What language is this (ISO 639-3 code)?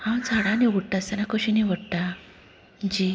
kok